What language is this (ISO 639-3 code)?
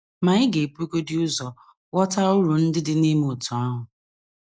ibo